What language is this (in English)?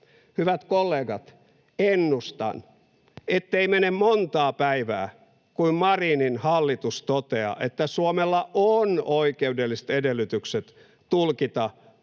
Finnish